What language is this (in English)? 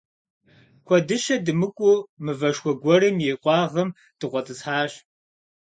Kabardian